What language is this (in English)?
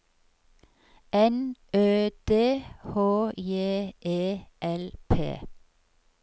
Norwegian